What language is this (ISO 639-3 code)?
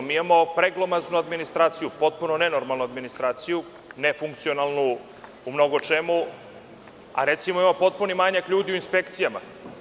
srp